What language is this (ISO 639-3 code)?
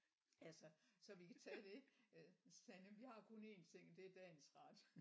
dan